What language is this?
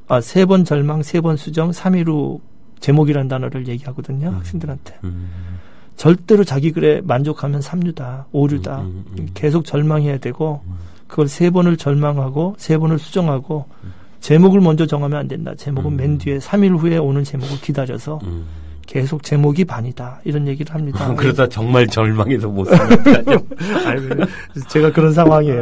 Korean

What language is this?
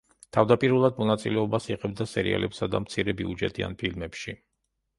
Georgian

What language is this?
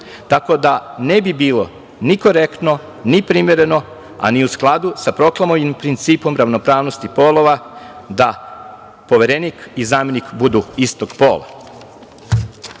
Serbian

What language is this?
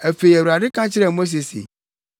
Akan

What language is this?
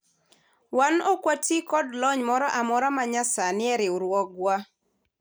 Luo (Kenya and Tanzania)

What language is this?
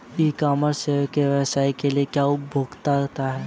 Hindi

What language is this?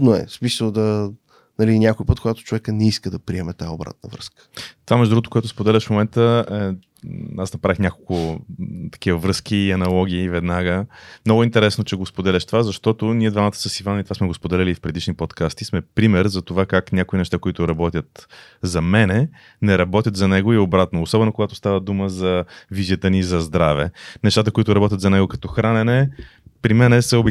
Bulgarian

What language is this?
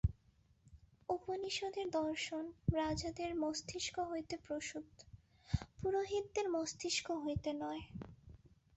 Bangla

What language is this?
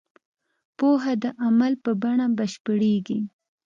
Pashto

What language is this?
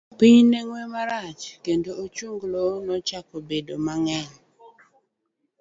Luo (Kenya and Tanzania)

